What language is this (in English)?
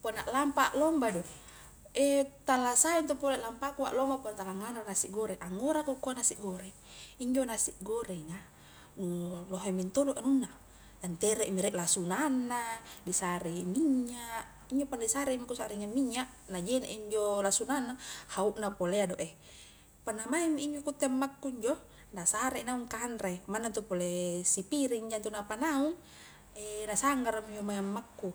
Highland Konjo